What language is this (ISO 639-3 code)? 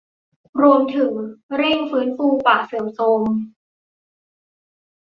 tha